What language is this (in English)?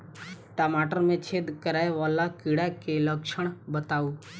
Maithili